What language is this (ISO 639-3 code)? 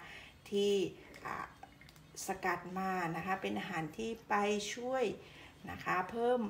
tha